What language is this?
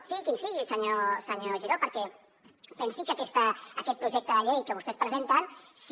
Catalan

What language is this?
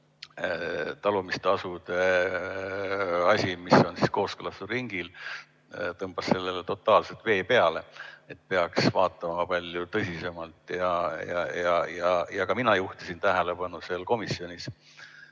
Estonian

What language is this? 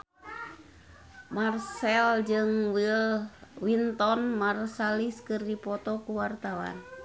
Sundanese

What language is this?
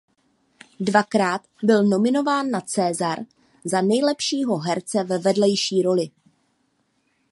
Czech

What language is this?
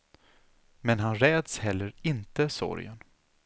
Swedish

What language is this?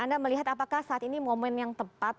Indonesian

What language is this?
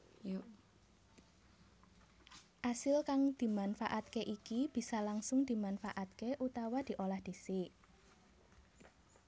Javanese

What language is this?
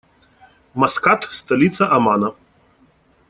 Russian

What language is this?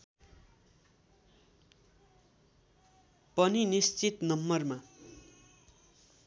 Nepali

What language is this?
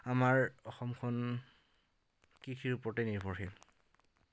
Assamese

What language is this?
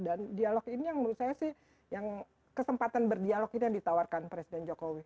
Indonesian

